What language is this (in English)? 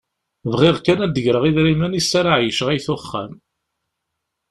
Kabyle